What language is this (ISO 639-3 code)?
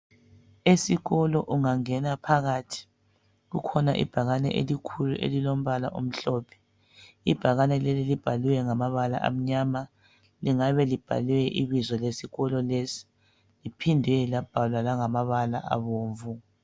nde